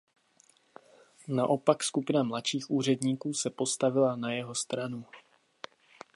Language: Czech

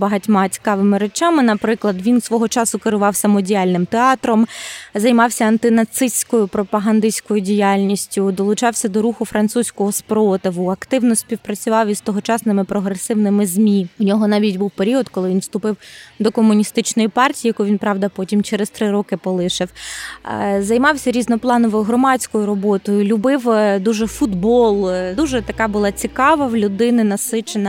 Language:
Ukrainian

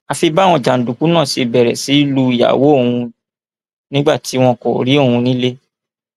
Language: Yoruba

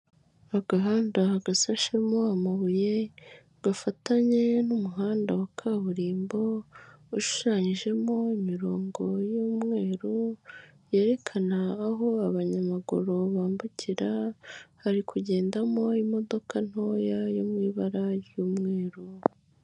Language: Kinyarwanda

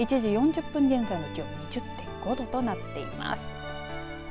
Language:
Japanese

